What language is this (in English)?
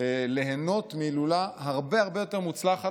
Hebrew